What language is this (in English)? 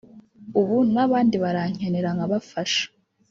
Kinyarwanda